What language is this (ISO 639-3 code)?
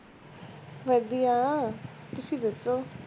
pan